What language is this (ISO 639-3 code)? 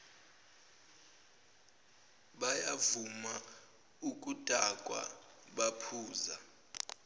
zul